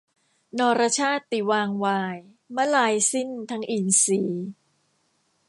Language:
Thai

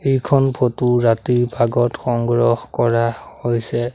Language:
Assamese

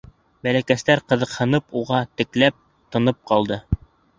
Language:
Bashkir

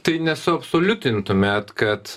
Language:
Lithuanian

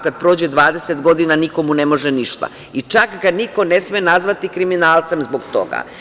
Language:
Serbian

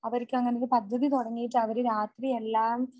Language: Malayalam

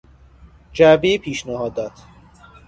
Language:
Persian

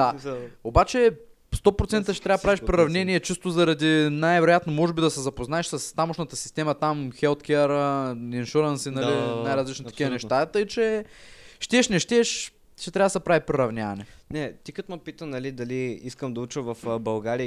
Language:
Bulgarian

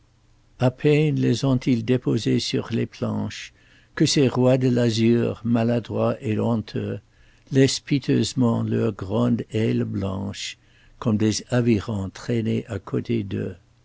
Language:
French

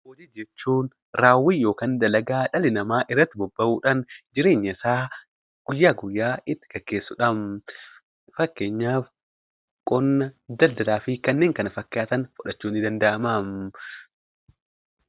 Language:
Oromo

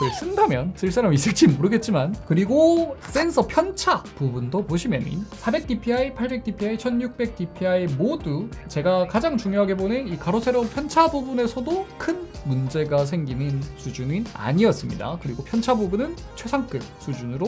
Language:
Korean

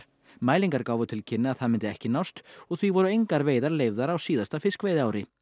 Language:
Icelandic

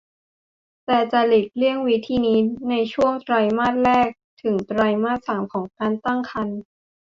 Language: Thai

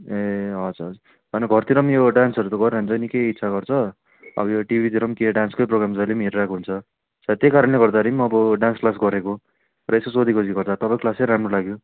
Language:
Nepali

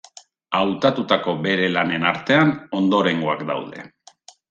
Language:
Basque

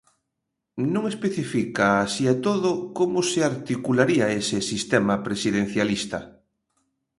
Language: Galician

